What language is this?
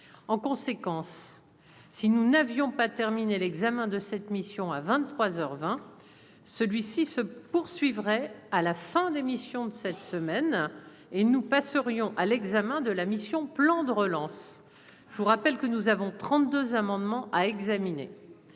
French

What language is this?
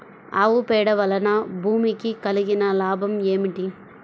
Telugu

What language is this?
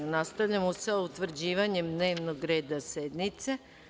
Serbian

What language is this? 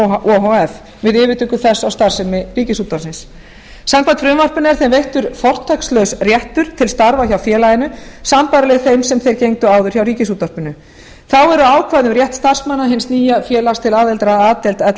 Icelandic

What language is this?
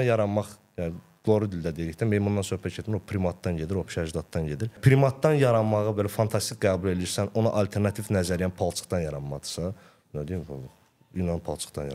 Turkish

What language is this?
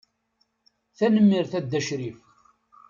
Kabyle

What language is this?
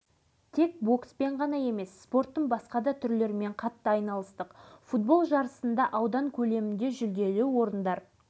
Kazakh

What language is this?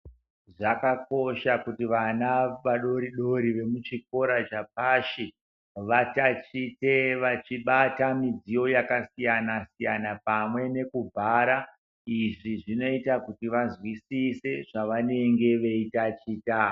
Ndau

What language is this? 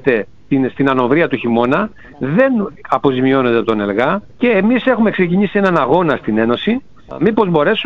Greek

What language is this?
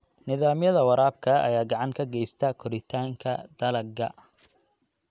Somali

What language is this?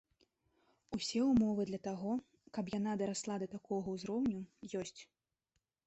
Belarusian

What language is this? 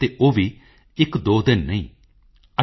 Punjabi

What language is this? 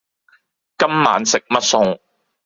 Cantonese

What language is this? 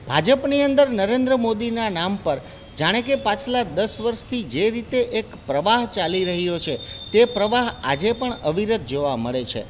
Gujarati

